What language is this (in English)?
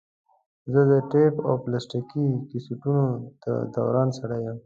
Pashto